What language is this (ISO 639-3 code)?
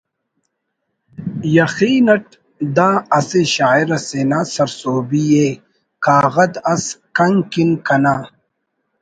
brh